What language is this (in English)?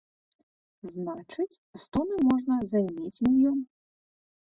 Belarusian